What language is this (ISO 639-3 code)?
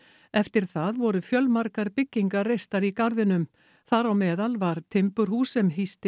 isl